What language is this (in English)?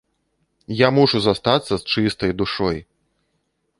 Belarusian